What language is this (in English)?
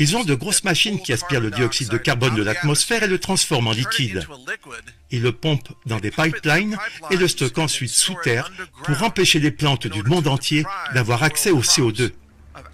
French